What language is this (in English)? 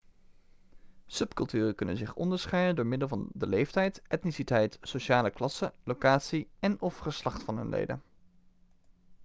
Dutch